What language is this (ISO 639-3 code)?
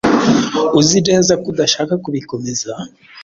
kin